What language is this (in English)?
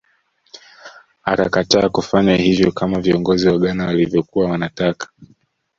Swahili